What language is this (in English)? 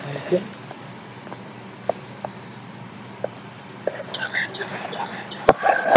Punjabi